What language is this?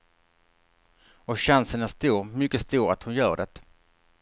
Swedish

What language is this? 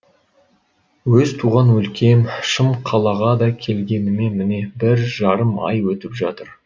Kazakh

